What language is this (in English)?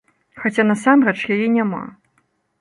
Belarusian